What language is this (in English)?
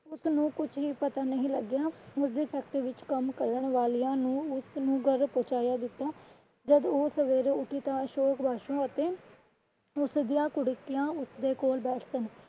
Punjabi